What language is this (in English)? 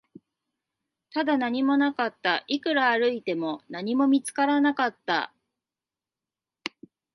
Japanese